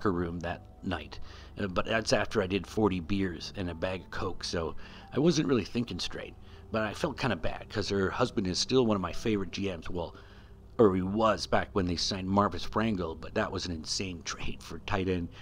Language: English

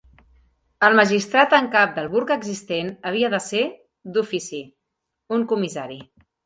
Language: Catalan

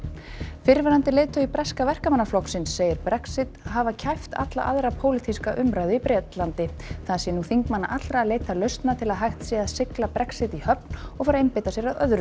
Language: Icelandic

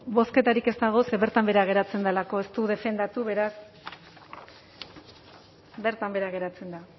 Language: Basque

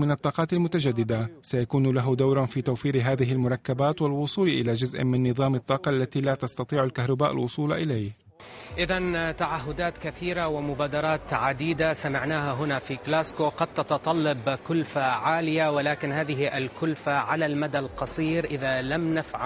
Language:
Arabic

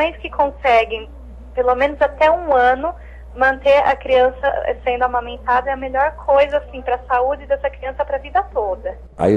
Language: Portuguese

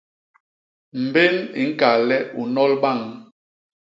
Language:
Basaa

